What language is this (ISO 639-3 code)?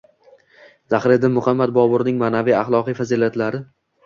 uzb